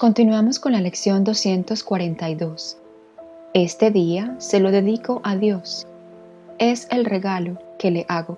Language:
Spanish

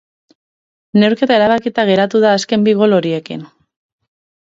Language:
Basque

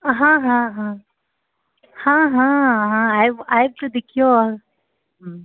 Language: Maithili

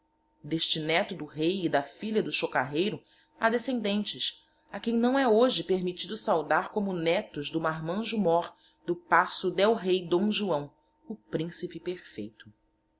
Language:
Portuguese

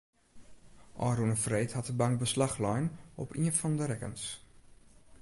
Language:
Western Frisian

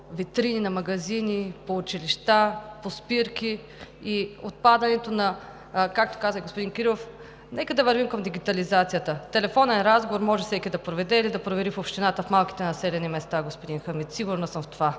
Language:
Bulgarian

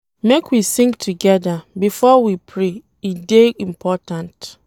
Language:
Nigerian Pidgin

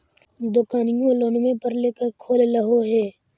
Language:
Magahi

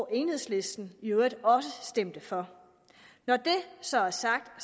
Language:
Danish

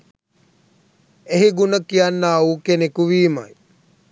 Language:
Sinhala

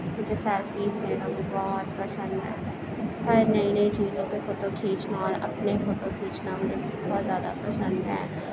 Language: Urdu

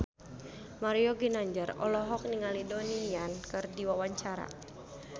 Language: Sundanese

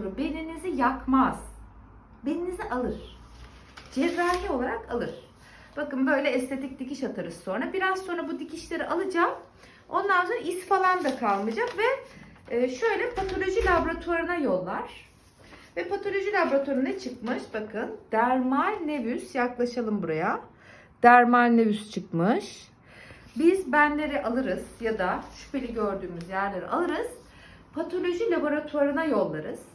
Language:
Turkish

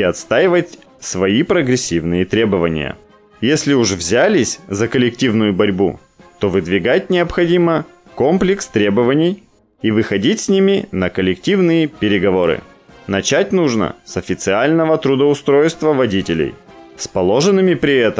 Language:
Russian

